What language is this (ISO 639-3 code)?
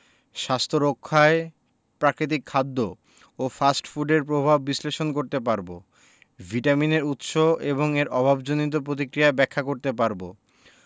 ben